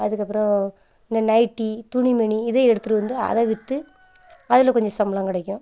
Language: Tamil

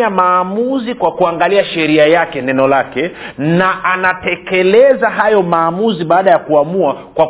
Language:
Swahili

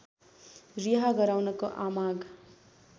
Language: Nepali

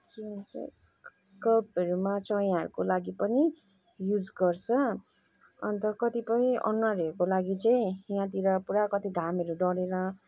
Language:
Nepali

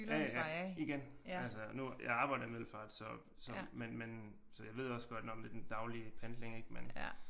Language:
Danish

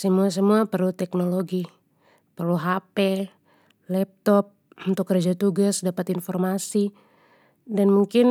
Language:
Papuan Malay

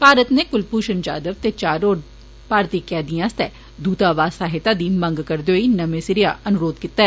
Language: Dogri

